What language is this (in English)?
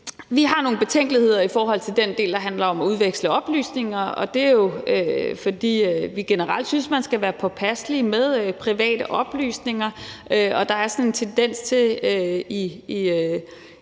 Danish